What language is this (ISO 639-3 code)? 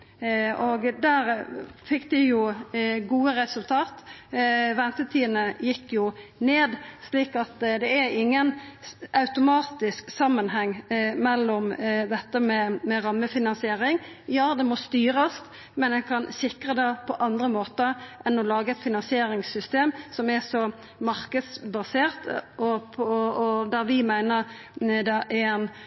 nno